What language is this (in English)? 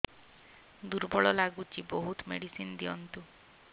Odia